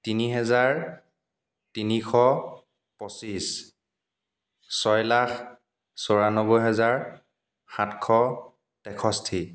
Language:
Assamese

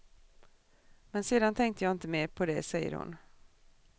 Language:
Swedish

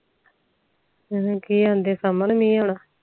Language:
Punjabi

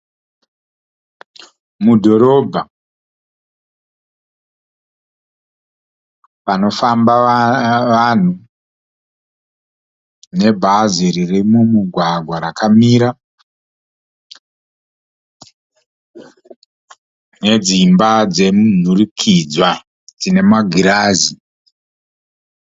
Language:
Shona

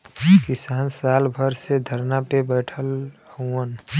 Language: Bhojpuri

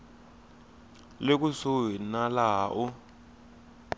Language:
Tsonga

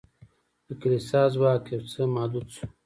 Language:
Pashto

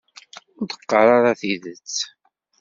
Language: Kabyle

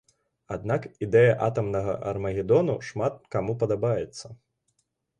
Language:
Belarusian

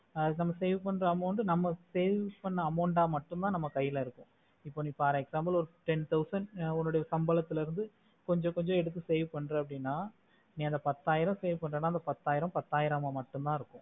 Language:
Tamil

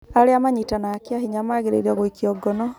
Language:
Kikuyu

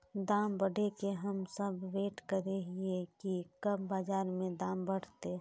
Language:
Magahi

